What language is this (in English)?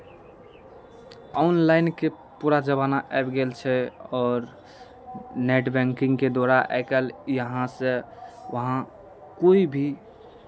Maithili